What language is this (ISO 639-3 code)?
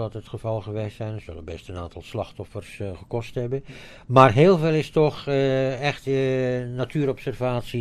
nld